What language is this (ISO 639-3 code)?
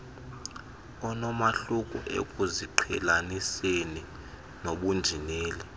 xho